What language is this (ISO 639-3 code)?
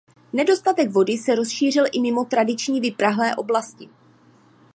ces